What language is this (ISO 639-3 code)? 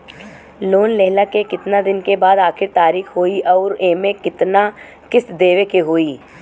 bho